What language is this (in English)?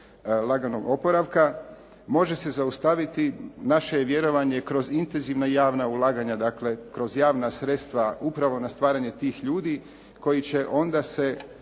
Croatian